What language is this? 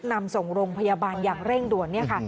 Thai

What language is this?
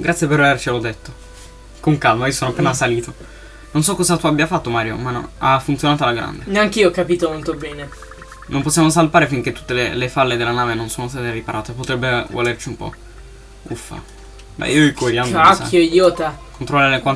Italian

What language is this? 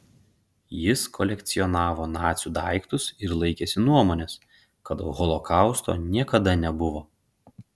Lithuanian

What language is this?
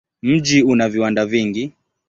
Swahili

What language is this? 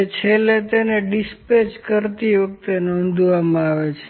Gujarati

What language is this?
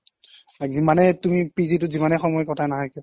Assamese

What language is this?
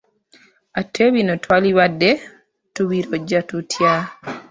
Ganda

